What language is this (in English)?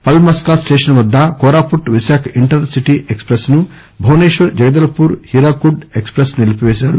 Telugu